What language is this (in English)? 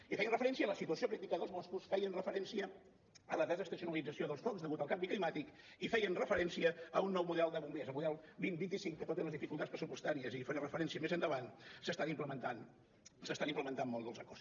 Catalan